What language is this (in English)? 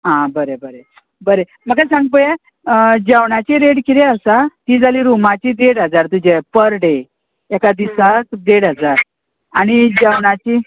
Konkani